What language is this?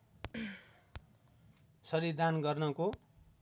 Nepali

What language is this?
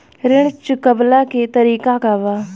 Bhojpuri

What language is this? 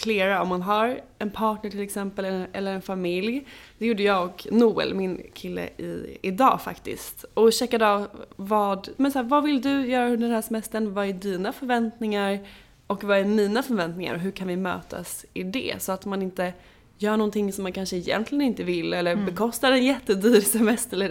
Swedish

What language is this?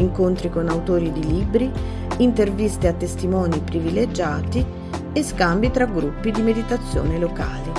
Italian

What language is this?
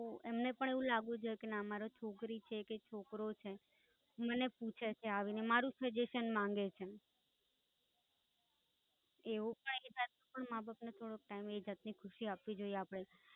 Gujarati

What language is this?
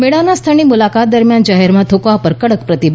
Gujarati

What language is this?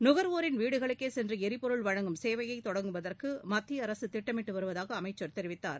Tamil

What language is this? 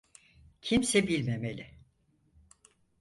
Turkish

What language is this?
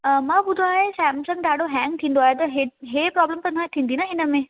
Sindhi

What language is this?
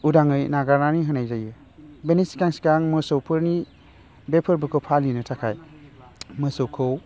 Bodo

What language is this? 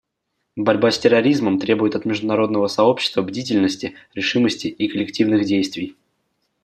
Russian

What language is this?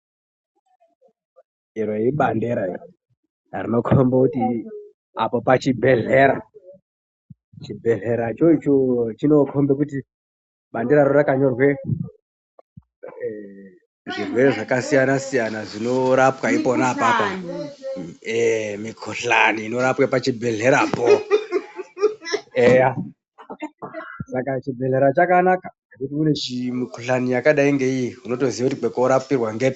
Ndau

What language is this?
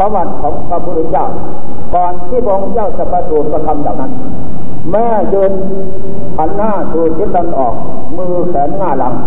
Thai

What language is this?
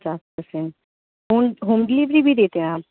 Urdu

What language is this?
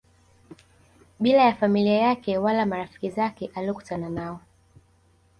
Swahili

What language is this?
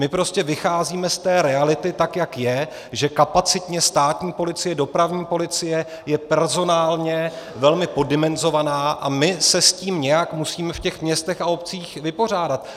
Czech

